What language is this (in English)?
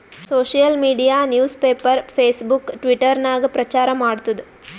Kannada